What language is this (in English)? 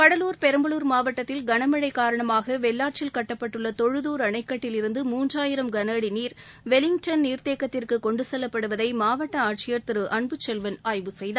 Tamil